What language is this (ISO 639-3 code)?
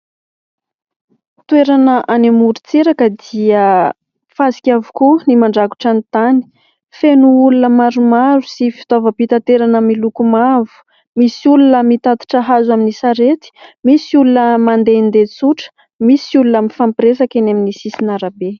mlg